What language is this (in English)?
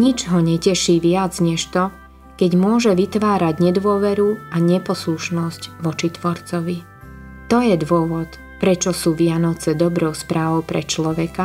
Slovak